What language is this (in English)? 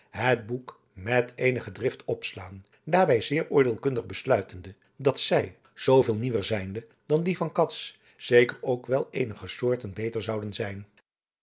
Dutch